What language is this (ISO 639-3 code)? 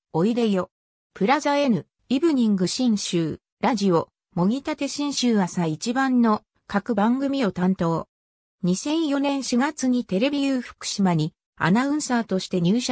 jpn